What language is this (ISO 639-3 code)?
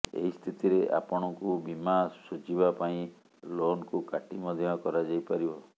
ori